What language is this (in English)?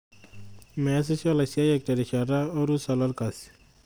Masai